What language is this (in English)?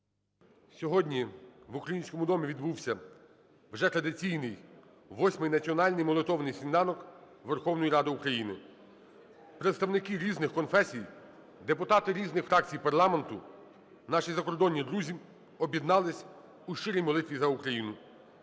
Ukrainian